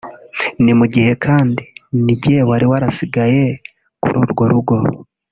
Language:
Kinyarwanda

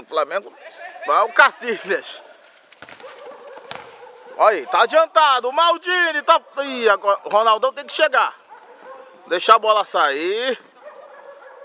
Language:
Portuguese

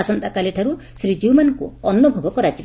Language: Odia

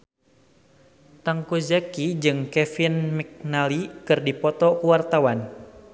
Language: Sundanese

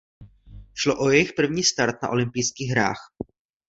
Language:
Czech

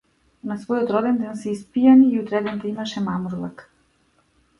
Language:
Macedonian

